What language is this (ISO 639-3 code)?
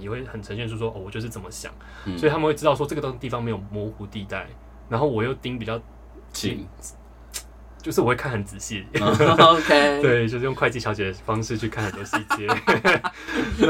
zho